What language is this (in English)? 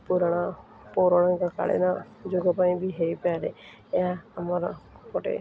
Odia